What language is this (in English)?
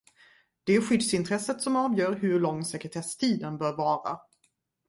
Swedish